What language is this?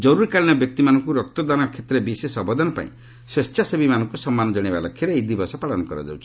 Odia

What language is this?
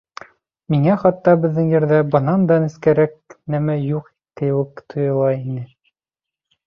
Bashkir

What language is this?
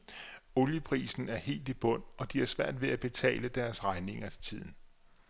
Danish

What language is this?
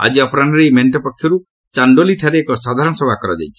Odia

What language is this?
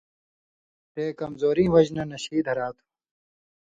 Indus Kohistani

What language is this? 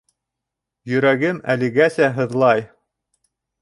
Bashkir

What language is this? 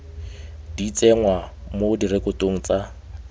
Tswana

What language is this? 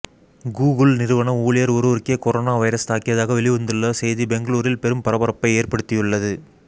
Tamil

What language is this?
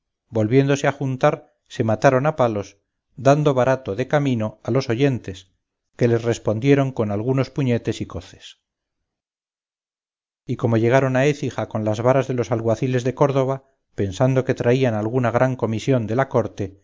Spanish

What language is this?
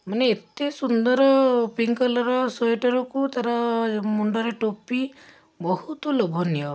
Odia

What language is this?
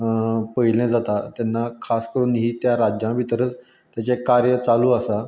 Konkani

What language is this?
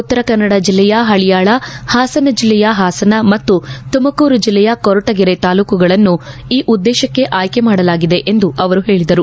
Kannada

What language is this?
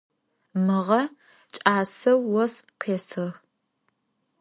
Adyghe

